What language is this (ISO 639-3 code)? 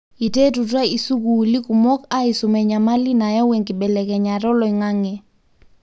mas